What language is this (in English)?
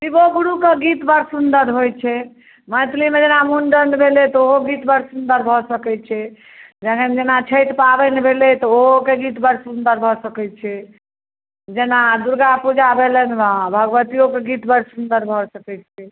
Maithili